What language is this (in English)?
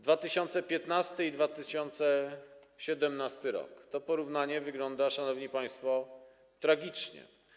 Polish